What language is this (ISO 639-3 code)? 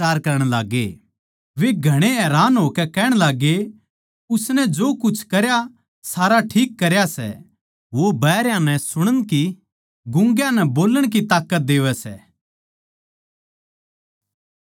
bgc